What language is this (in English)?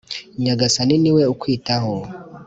Kinyarwanda